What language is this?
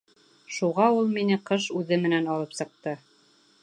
Bashkir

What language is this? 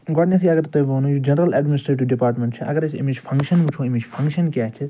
Kashmiri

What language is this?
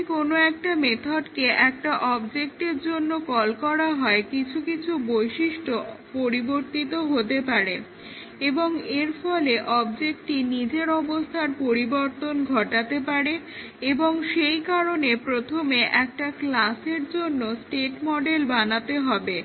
Bangla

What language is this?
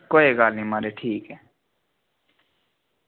Dogri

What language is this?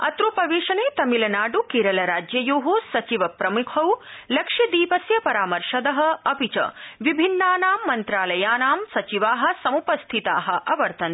Sanskrit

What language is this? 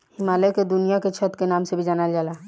Bhojpuri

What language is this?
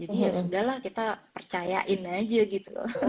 Indonesian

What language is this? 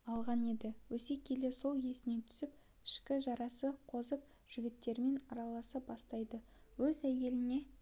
Kazakh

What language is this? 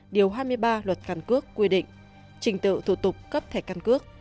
Vietnamese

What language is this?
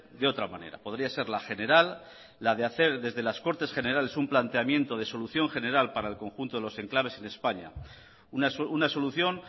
Spanish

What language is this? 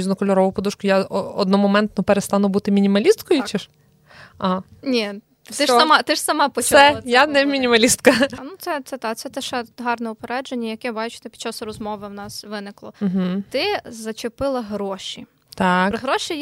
Ukrainian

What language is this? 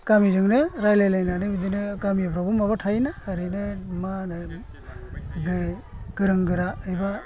Bodo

